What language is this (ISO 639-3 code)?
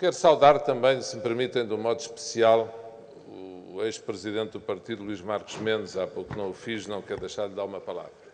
por